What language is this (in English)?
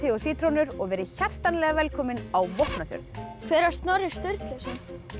Icelandic